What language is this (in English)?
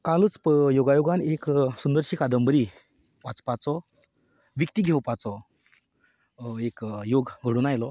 Konkani